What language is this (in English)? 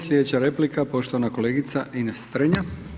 Croatian